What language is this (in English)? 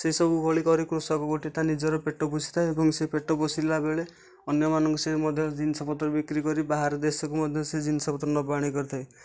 Odia